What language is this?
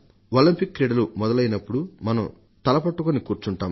Telugu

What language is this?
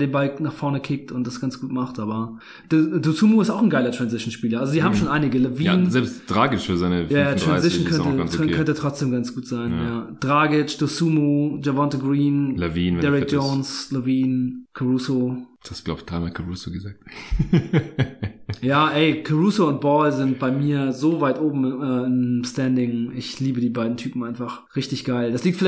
German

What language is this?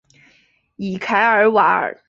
Chinese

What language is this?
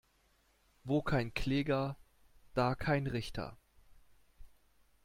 German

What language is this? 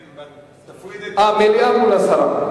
Hebrew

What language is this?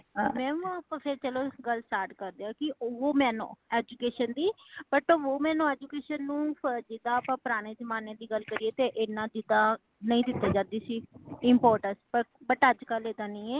Punjabi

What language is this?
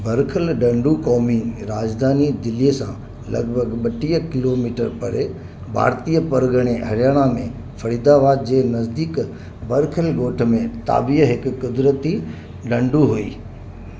Sindhi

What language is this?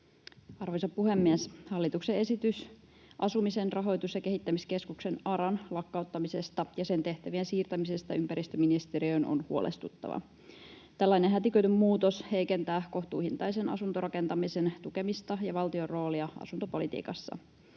Finnish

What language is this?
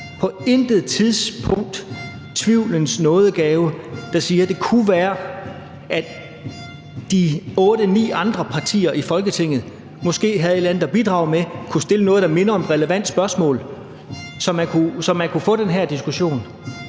Danish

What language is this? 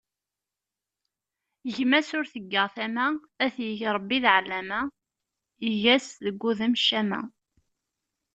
Kabyle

